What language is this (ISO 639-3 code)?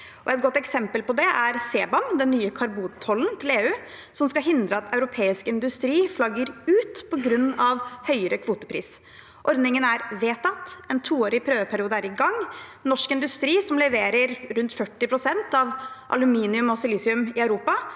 nor